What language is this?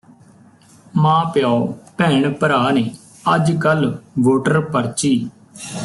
Punjabi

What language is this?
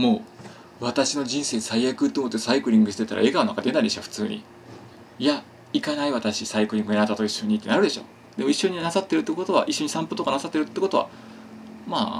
Japanese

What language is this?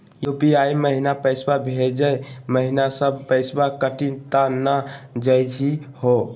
Magahi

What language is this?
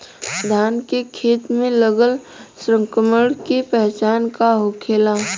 Bhojpuri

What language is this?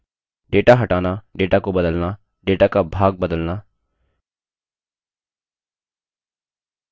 Hindi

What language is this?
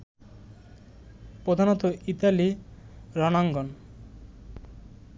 Bangla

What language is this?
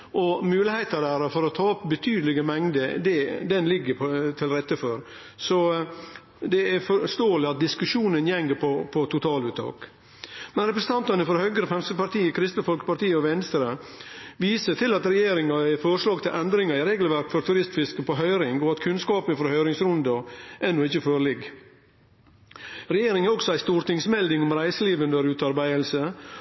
Norwegian Nynorsk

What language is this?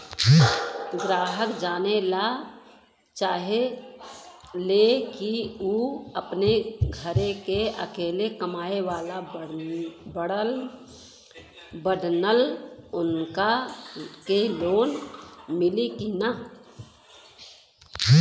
Bhojpuri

